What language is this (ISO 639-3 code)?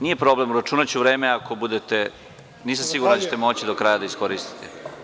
srp